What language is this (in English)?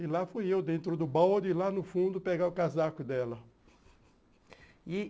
Portuguese